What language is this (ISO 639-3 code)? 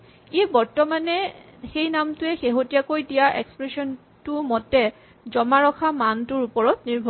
asm